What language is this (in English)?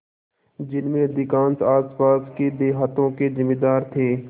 Hindi